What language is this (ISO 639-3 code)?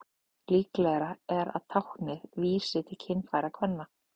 isl